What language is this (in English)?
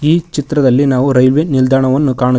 Kannada